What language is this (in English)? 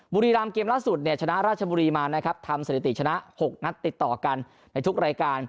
Thai